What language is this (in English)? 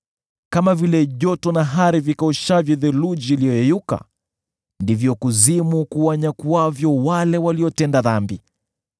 Swahili